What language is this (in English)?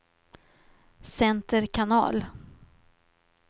Swedish